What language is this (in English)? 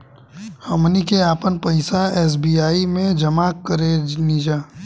Bhojpuri